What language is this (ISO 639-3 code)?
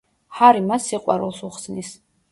kat